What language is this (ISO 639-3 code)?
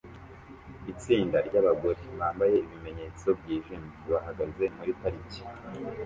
kin